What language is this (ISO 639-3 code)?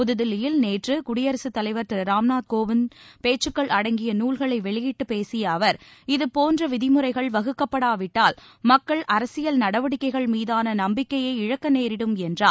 tam